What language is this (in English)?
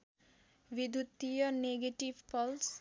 Nepali